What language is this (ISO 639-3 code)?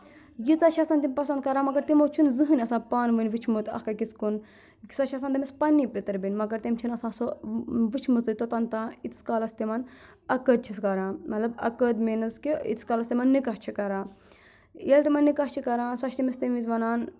kas